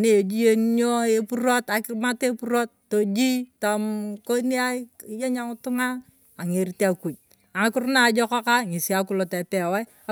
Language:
Turkana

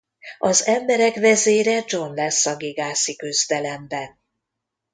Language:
Hungarian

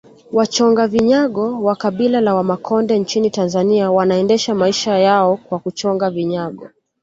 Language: Swahili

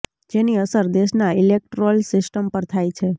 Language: Gujarati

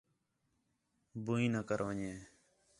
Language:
Khetrani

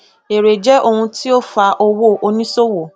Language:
Yoruba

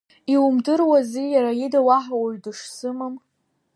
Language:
Abkhazian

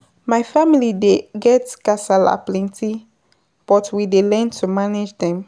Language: Nigerian Pidgin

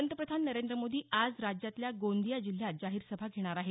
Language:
Marathi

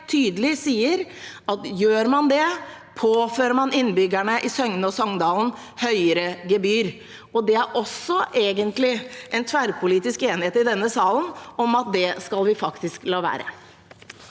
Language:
Norwegian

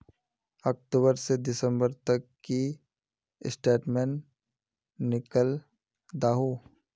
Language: Magahi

